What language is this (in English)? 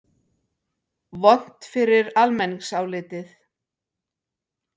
Icelandic